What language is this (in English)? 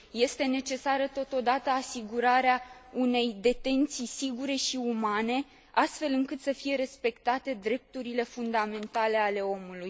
Romanian